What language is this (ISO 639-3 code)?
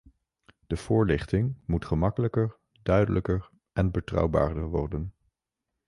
nld